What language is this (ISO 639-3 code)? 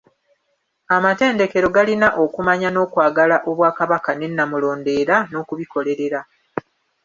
lug